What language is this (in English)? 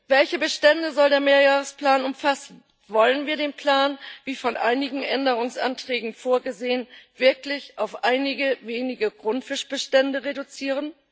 German